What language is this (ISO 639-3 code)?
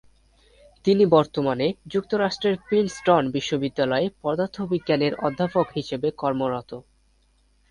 ben